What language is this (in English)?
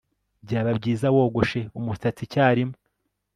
Kinyarwanda